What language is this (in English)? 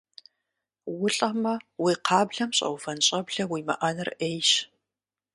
Kabardian